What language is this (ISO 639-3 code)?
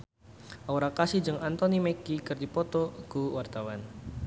sun